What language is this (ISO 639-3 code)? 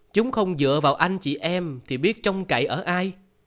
vie